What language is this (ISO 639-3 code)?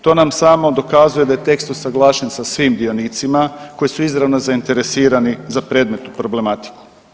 hrv